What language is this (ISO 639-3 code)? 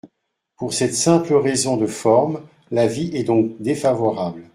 fra